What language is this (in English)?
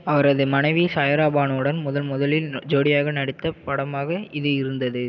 Tamil